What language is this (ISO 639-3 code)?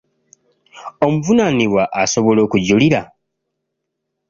lug